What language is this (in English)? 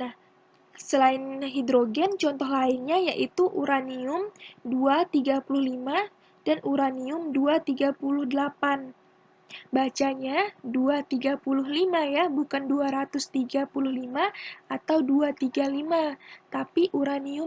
Indonesian